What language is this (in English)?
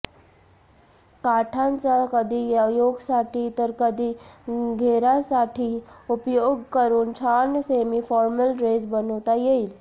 Marathi